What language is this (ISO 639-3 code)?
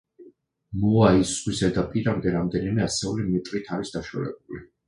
kat